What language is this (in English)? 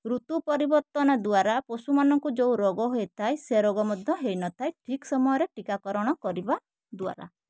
Odia